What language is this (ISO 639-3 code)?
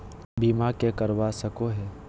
mag